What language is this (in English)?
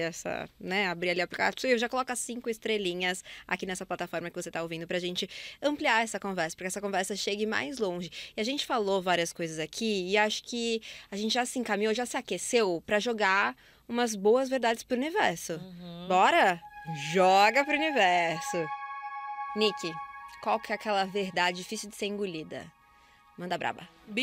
Portuguese